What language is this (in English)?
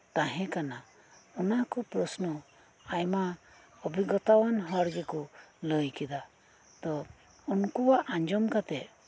Santali